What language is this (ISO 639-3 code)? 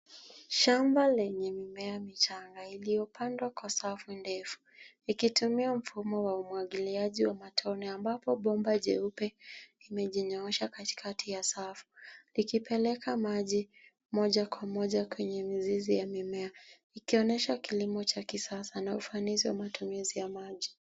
swa